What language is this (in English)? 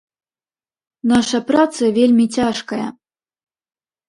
Belarusian